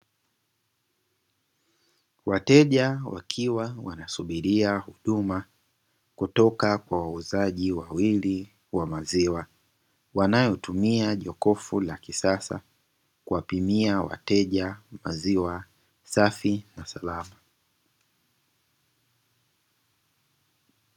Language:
Swahili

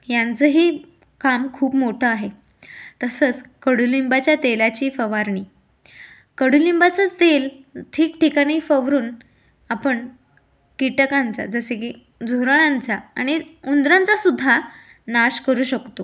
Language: Marathi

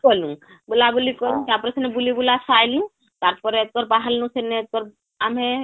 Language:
Odia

